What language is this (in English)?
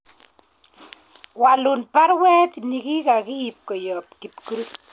Kalenjin